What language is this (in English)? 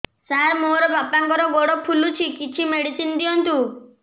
Odia